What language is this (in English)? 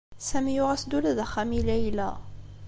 Kabyle